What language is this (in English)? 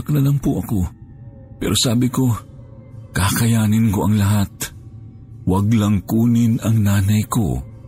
Filipino